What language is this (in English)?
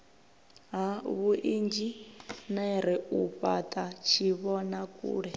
Venda